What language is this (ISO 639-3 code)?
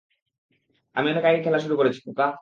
ben